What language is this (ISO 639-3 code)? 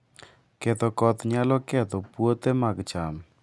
luo